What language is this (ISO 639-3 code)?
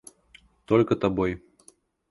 rus